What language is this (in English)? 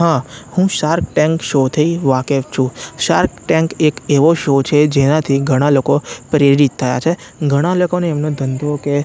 Gujarati